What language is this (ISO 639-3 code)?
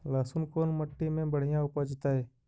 mag